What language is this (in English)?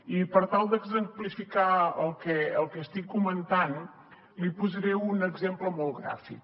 Catalan